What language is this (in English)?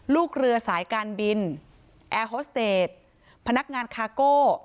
Thai